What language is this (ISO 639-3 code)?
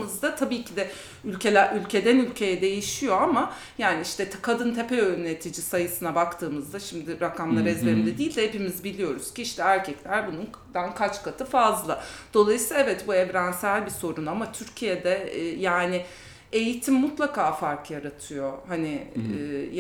tur